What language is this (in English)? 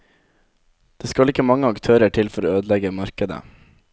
Norwegian